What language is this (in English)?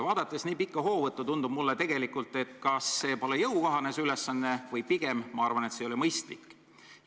Estonian